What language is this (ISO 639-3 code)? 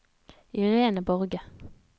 nor